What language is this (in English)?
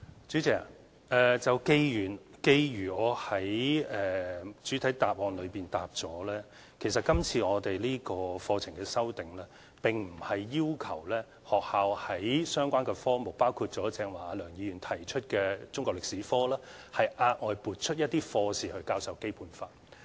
Cantonese